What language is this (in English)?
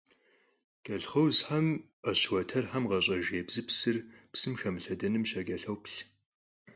Kabardian